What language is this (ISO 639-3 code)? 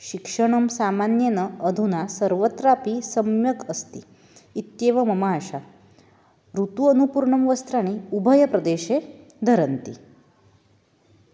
san